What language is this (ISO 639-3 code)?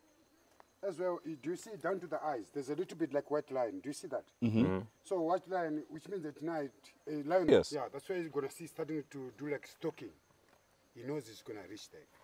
lit